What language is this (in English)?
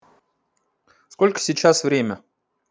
Russian